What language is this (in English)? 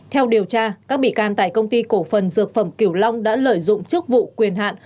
Vietnamese